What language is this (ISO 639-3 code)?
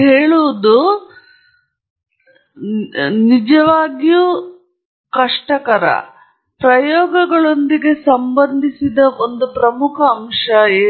kan